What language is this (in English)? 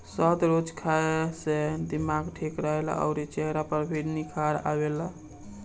Bhojpuri